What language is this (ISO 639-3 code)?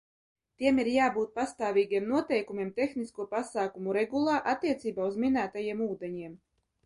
lav